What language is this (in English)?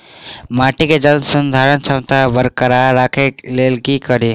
Maithili